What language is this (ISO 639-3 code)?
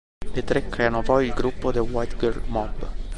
ita